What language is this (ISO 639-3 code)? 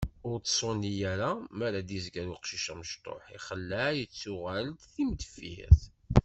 kab